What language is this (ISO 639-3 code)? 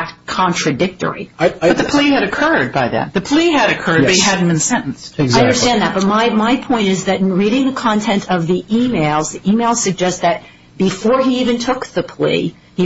eng